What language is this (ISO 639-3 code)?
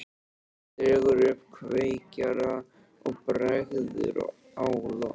isl